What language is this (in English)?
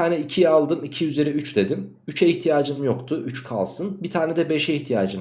Turkish